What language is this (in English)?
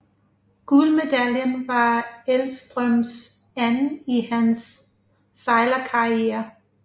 Danish